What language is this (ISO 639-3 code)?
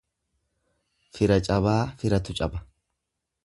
orm